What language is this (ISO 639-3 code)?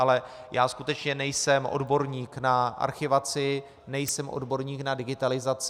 ces